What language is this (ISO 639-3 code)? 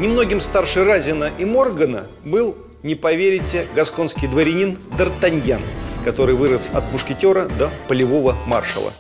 rus